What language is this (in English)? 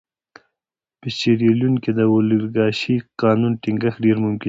Pashto